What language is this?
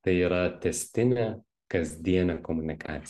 Lithuanian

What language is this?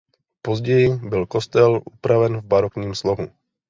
Czech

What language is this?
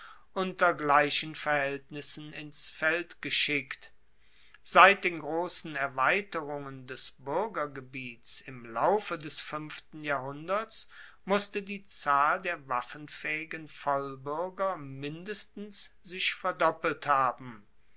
German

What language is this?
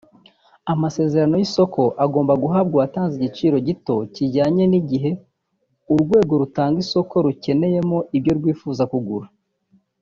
Kinyarwanda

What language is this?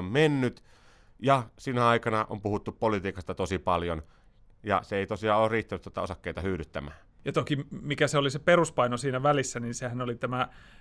Finnish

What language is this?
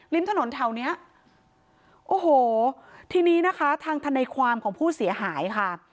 Thai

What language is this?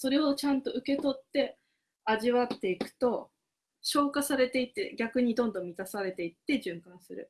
Japanese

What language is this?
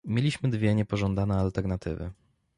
Polish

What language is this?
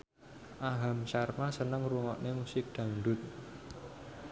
Javanese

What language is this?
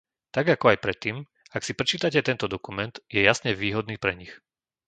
Slovak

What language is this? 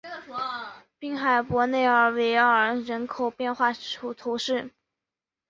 Chinese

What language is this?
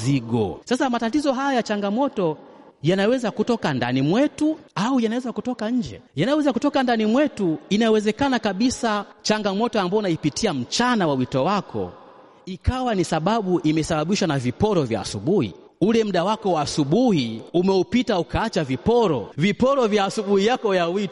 Swahili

